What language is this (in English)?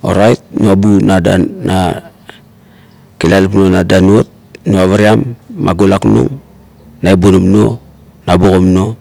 Kuot